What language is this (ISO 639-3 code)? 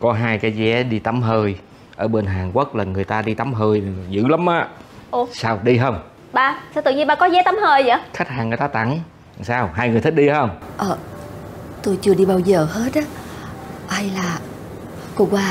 vie